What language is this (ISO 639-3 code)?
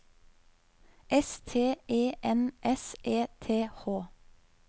nor